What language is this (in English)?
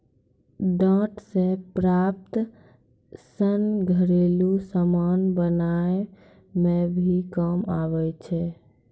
Maithili